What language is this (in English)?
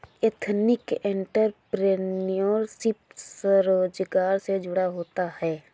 Hindi